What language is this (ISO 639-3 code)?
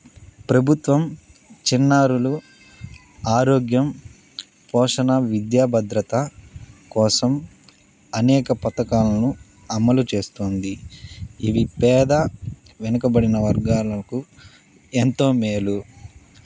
tel